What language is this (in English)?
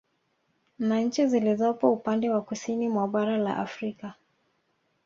Swahili